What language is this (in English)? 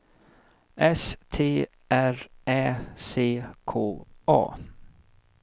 Swedish